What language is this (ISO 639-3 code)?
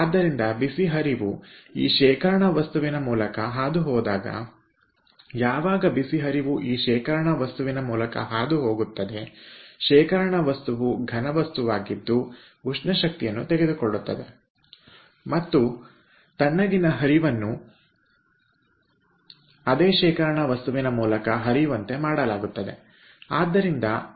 kan